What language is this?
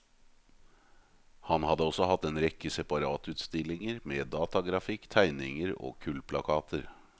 Norwegian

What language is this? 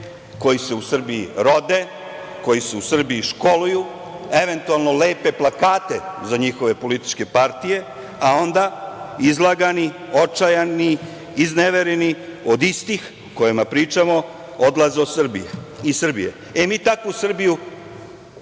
Serbian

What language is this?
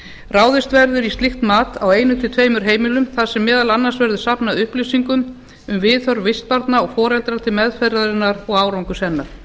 Icelandic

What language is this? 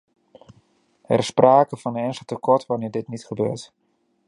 Dutch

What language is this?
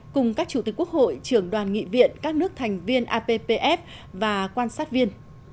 Vietnamese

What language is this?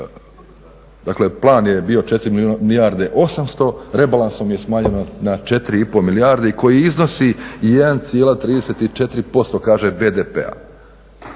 Croatian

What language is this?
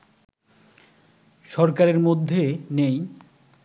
Bangla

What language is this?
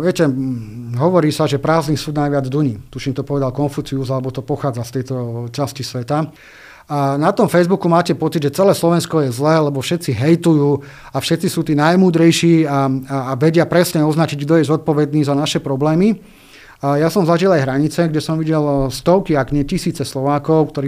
Slovak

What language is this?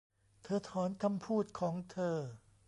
Thai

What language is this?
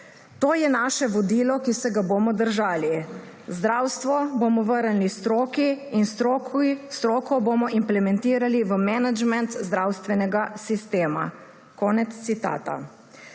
Slovenian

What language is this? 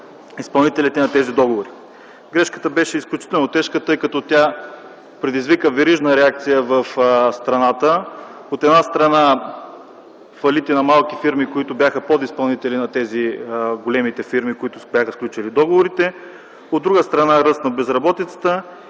Bulgarian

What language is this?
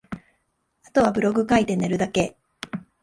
Japanese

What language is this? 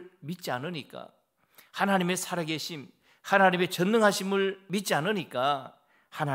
Korean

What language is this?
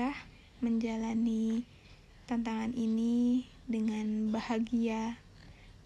Indonesian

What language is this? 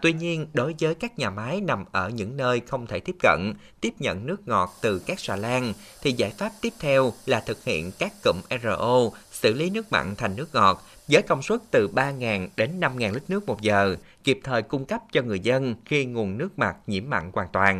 Vietnamese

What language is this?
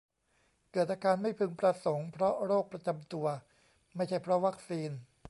Thai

